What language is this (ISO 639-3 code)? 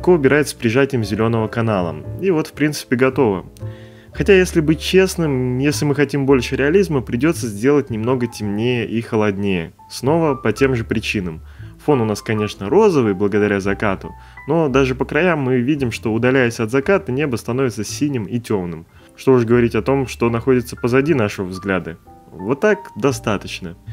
rus